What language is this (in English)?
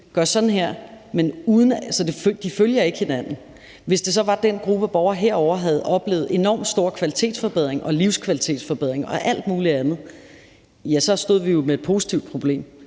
Danish